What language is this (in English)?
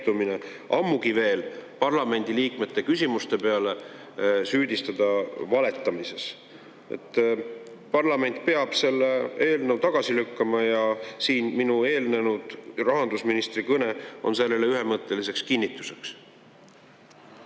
Estonian